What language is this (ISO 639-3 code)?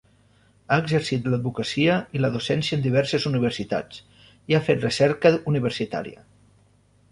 cat